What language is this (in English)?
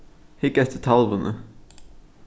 Faroese